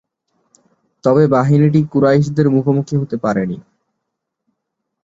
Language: Bangla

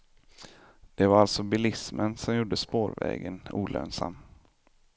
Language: Swedish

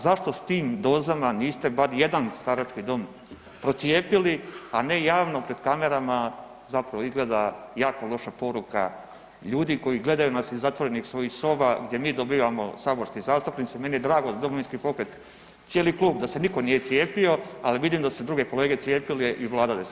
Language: Croatian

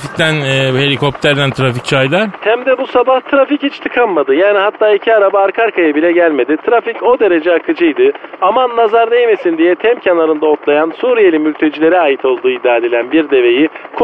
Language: Turkish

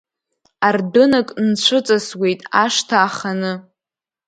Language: Abkhazian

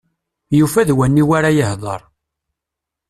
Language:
Kabyle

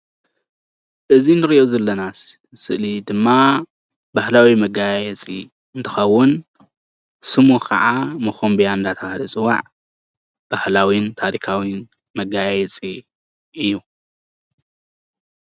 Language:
Tigrinya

